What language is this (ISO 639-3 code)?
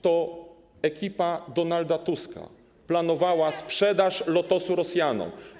pol